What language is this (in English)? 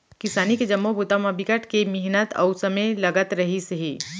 Chhattisgarhi